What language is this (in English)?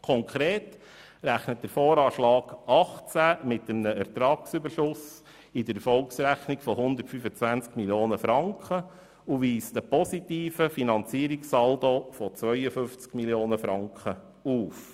Swiss German